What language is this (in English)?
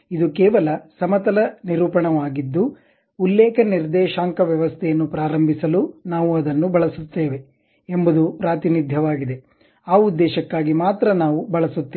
Kannada